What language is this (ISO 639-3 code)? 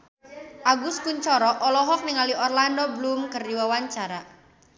sun